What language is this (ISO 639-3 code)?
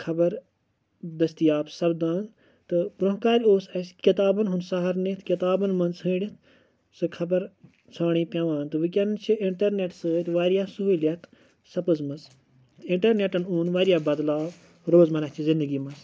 kas